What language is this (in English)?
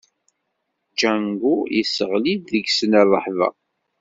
Kabyle